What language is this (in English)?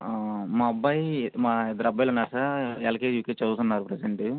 Telugu